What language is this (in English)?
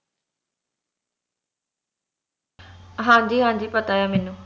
Punjabi